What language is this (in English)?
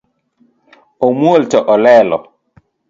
Luo (Kenya and Tanzania)